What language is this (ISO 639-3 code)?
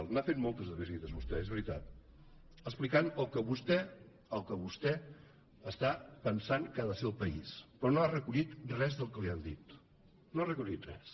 cat